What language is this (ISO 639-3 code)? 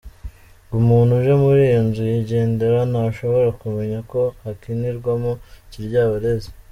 kin